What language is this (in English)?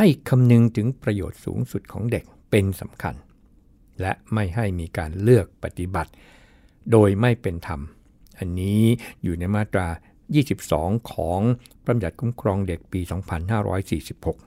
Thai